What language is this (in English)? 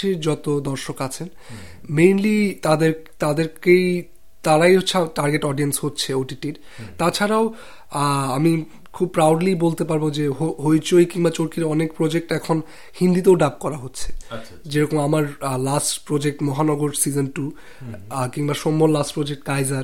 Bangla